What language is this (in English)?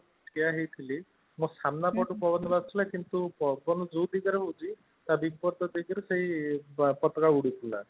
Odia